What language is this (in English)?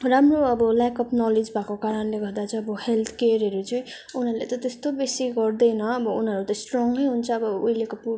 Nepali